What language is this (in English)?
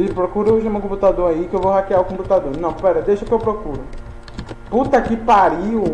Portuguese